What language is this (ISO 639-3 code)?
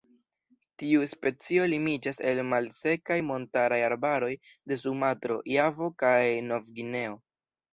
epo